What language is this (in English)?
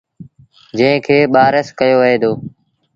Sindhi Bhil